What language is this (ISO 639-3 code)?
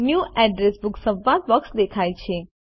guj